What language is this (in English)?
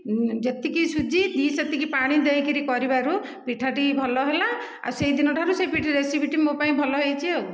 Odia